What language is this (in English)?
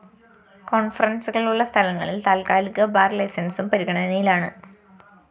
Malayalam